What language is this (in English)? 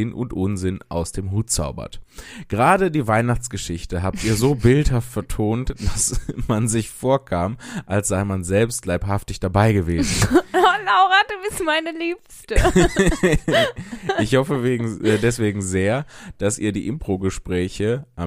German